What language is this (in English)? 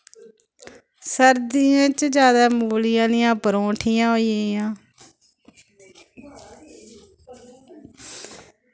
Dogri